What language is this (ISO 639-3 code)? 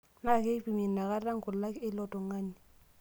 mas